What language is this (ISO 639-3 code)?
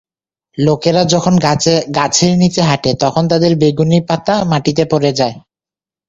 ben